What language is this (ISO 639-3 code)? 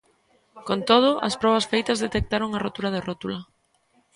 glg